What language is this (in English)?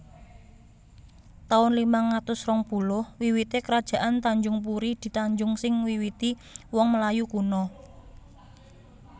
Javanese